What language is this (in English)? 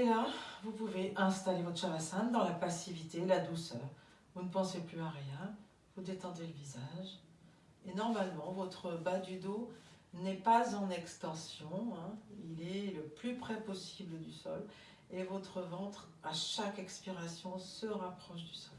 French